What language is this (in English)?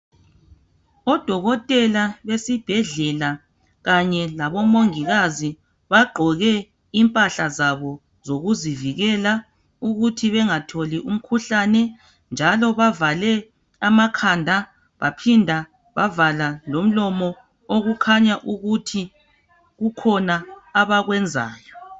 North Ndebele